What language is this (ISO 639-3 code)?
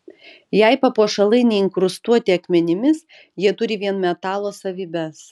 lit